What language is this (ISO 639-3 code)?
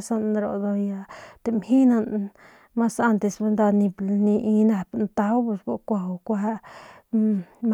pmq